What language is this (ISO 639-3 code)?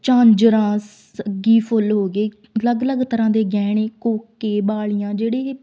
pan